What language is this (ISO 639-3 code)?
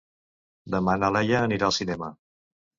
cat